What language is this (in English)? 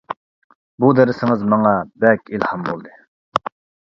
Uyghur